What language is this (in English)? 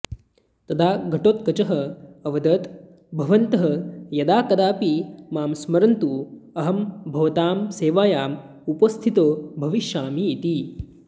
Sanskrit